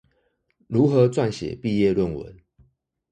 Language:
Chinese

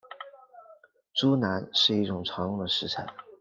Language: Chinese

